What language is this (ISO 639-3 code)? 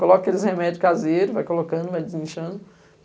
por